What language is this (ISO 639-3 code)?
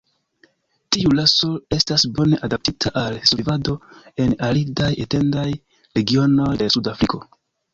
epo